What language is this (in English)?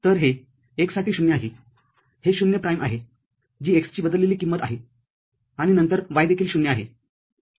Marathi